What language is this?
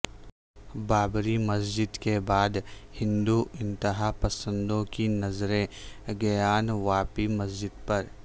Urdu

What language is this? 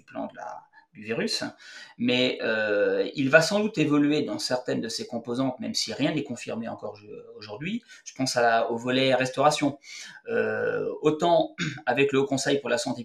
French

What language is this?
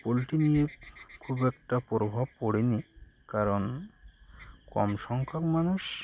Bangla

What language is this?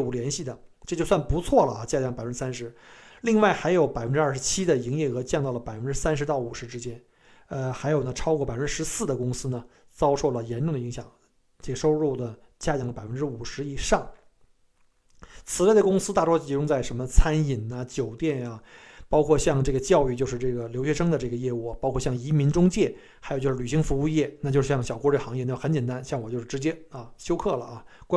Chinese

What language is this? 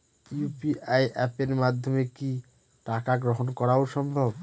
Bangla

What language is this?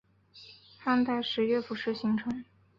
Chinese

